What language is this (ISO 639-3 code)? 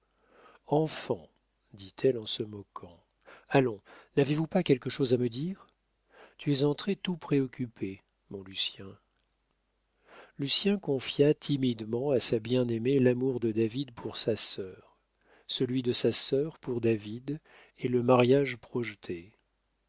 fra